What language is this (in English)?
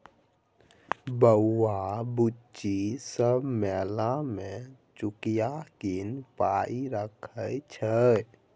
Maithili